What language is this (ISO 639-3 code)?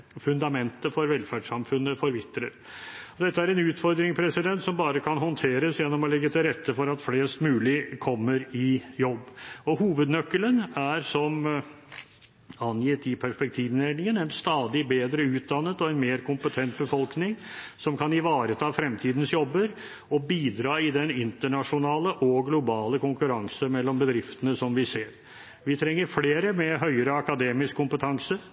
nob